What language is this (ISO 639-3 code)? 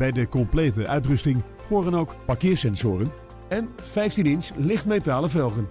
nld